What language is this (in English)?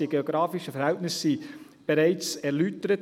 Swiss German